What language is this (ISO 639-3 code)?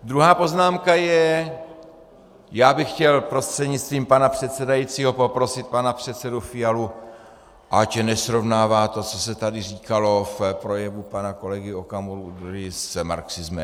ces